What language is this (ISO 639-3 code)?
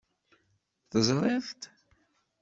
kab